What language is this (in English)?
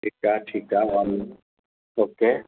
Sindhi